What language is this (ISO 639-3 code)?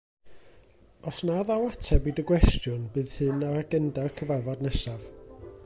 cym